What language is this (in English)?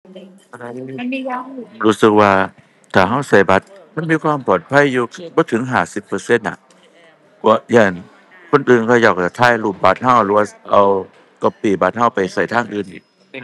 Thai